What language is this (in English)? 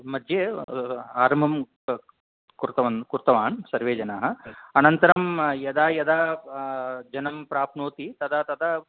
Sanskrit